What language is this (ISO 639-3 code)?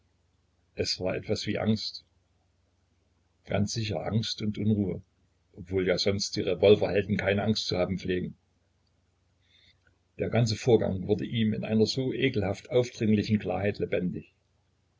deu